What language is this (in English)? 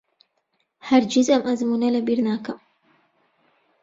Central Kurdish